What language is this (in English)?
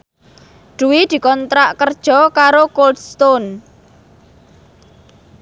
Javanese